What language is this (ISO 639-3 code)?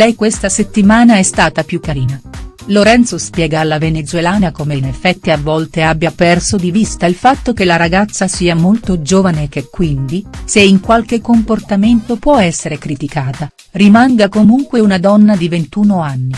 ita